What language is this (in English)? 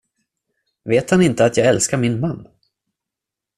Swedish